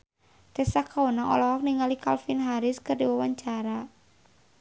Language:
Sundanese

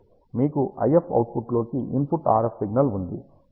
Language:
Telugu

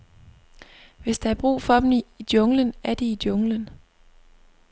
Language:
Danish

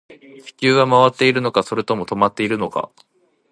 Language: Japanese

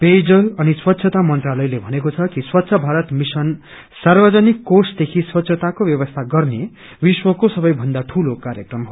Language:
Nepali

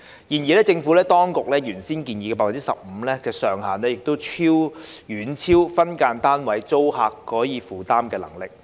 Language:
Cantonese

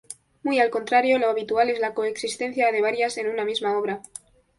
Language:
Spanish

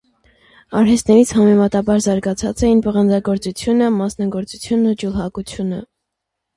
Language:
Armenian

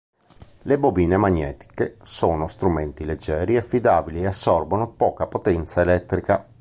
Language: Italian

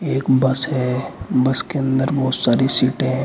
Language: Hindi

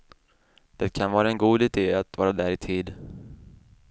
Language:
Swedish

